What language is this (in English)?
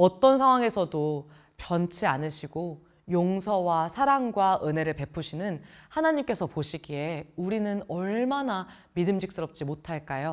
Korean